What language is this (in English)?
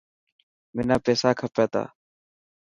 Dhatki